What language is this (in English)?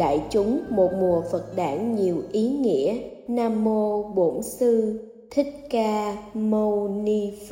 Vietnamese